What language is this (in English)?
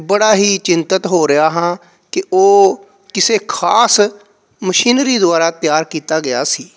Punjabi